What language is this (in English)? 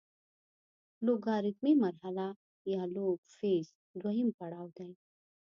Pashto